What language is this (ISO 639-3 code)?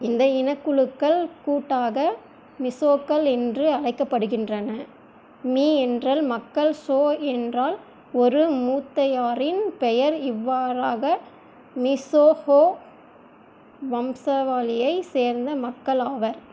tam